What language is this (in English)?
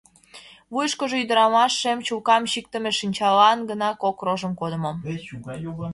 Mari